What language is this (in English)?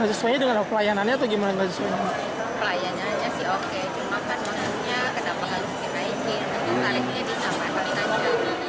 Indonesian